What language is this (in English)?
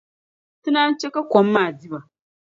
Dagbani